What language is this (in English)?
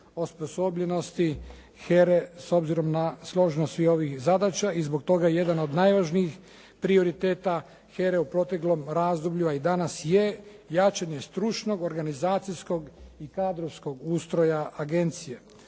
Croatian